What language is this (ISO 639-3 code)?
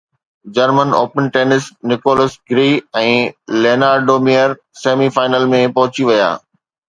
snd